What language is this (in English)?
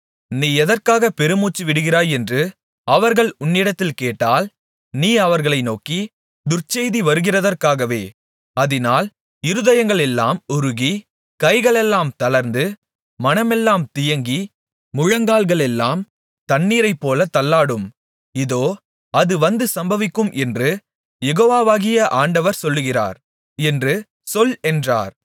Tamil